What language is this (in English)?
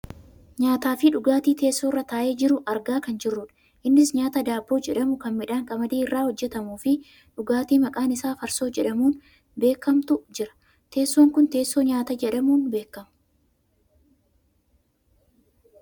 Oromo